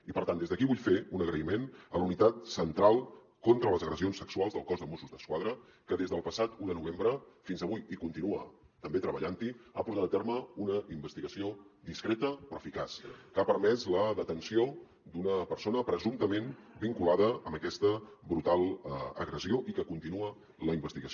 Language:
Catalan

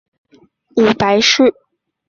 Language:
Chinese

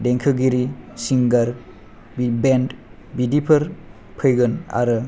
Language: Bodo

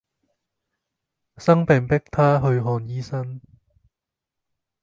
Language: Cantonese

